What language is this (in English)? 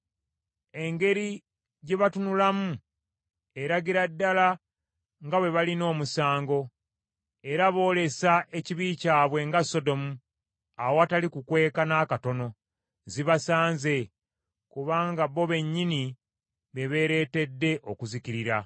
Ganda